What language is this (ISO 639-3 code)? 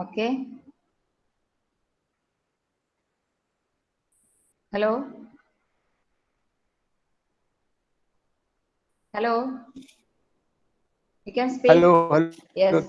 eng